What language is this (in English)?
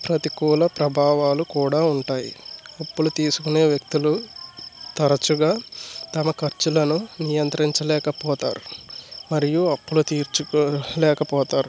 Telugu